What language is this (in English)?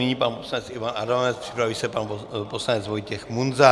Czech